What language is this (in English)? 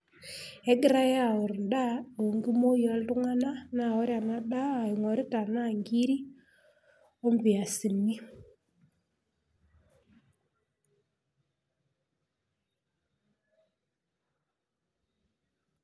Masai